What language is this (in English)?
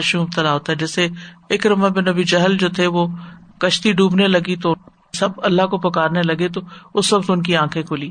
Urdu